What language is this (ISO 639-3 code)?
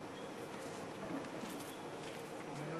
heb